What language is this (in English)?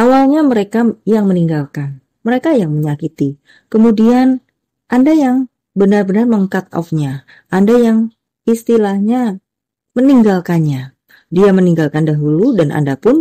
Indonesian